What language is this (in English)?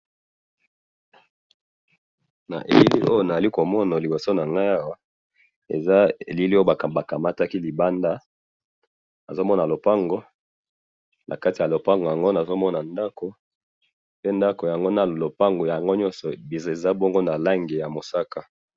Lingala